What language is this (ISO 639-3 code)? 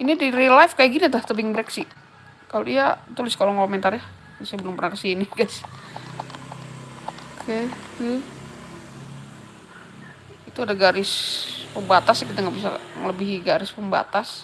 ind